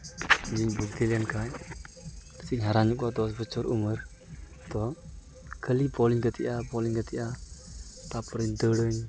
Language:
Santali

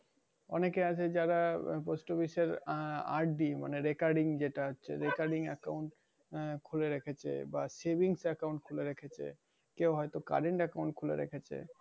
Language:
Bangla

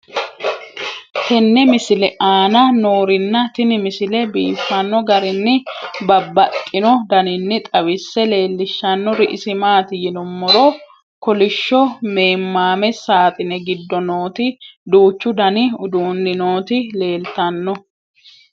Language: Sidamo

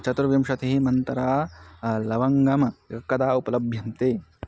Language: Sanskrit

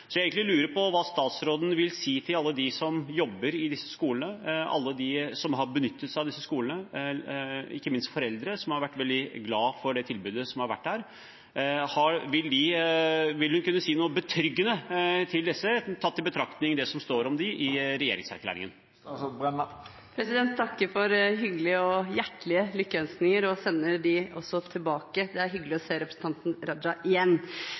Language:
Norwegian Bokmål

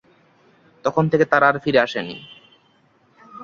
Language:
Bangla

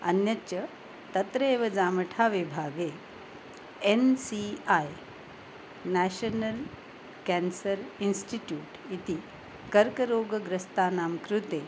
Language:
Sanskrit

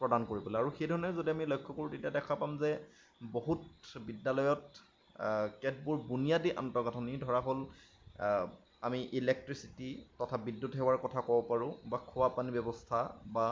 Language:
Assamese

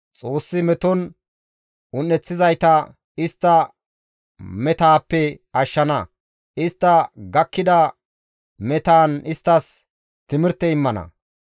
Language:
Gamo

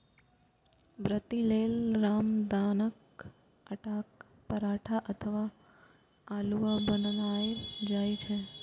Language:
Maithili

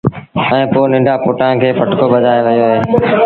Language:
Sindhi Bhil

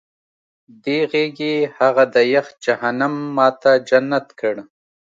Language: Pashto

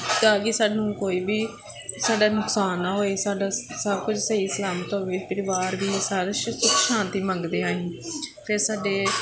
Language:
Punjabi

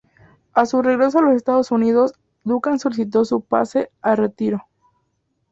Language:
Spanish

